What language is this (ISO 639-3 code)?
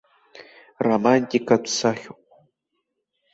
abk